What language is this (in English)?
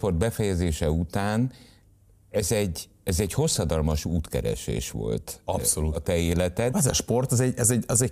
Hungarian